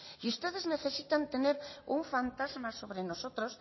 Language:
Spanish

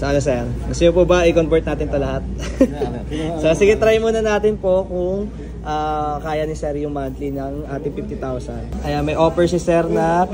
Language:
Filipino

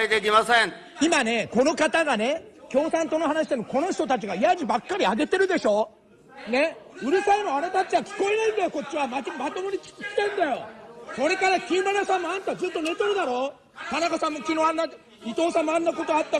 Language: Japanese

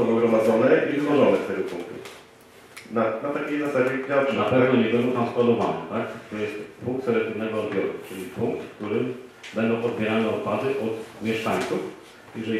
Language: Polish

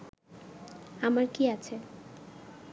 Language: Bangla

